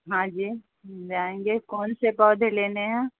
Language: Urdu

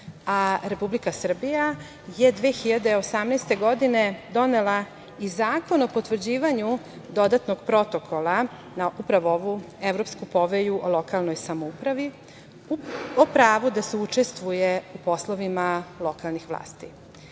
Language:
Serbian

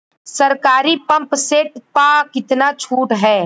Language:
Bhojpuri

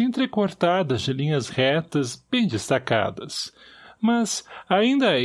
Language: Portuguese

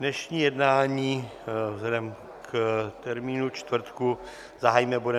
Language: Czech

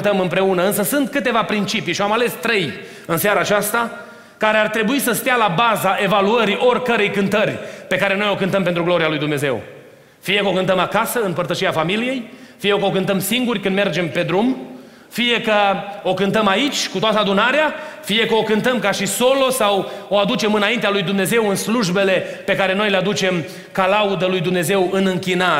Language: Romanian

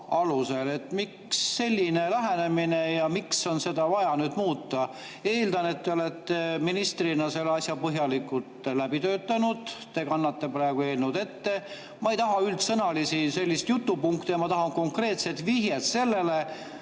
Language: Estonian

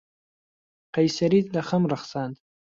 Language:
Central Kurdish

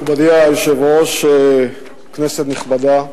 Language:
Hebrew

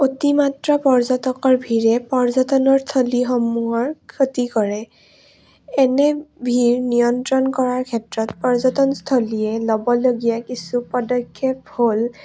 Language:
Assamese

